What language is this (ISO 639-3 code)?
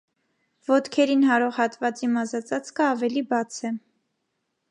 hye